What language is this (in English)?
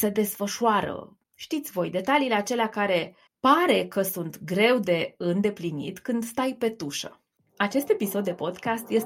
Romanian